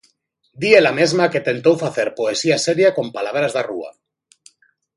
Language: Galician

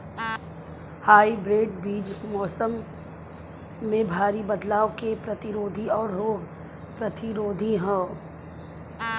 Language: Bhojpuri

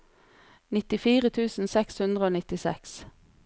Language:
Norwegian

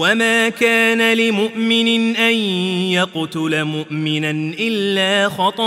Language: Arabic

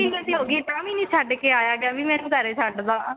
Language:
Punjabi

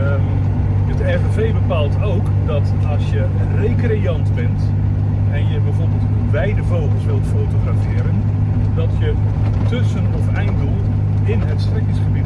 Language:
Dutch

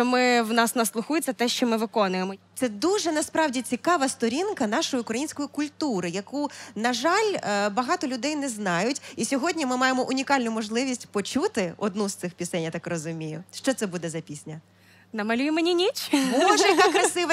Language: Ukrainian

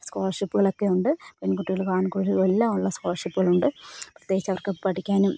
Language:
Malayalam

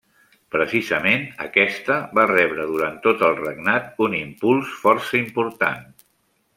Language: Catalan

